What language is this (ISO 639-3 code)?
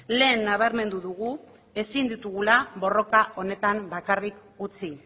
eus